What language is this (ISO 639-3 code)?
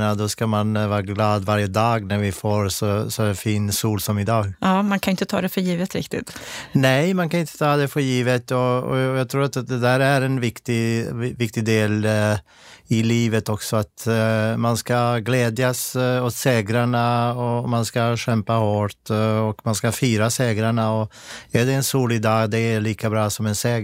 swe